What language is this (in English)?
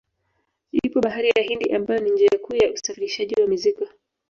Swahili